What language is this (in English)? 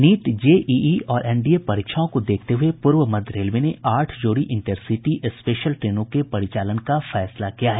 Hindi